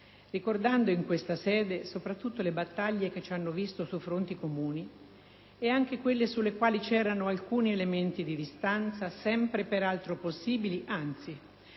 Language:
Italian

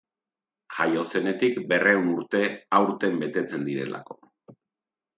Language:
Basque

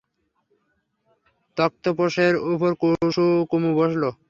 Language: Bangla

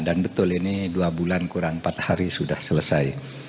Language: Indonesian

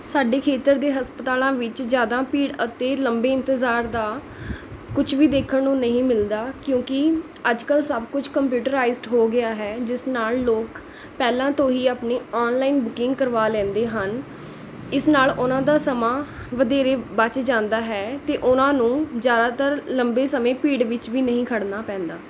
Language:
Punjabi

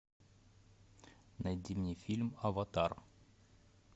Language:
Russian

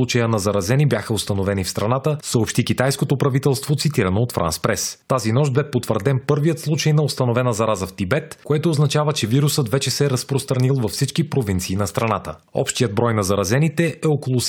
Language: Bulgarian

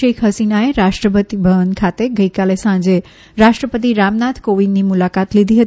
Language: Gujarati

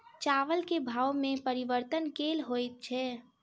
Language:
Maithili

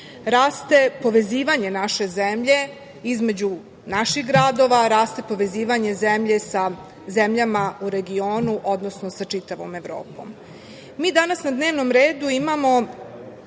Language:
Serbian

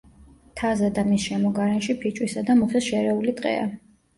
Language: Georgian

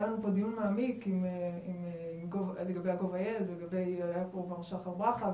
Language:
Hebrew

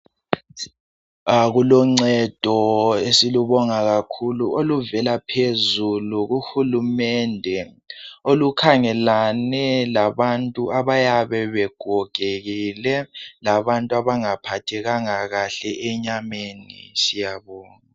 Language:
North Ndebele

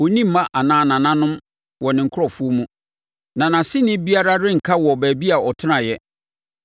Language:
Akan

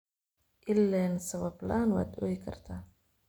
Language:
Somali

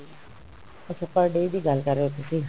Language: Punjabi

